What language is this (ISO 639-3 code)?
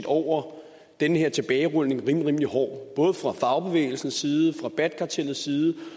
dan